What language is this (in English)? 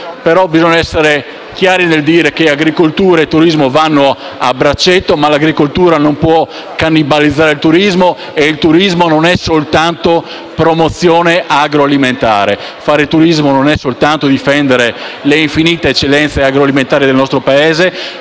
Italian